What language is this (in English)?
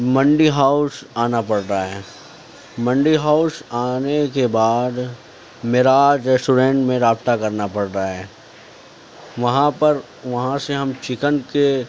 Urdu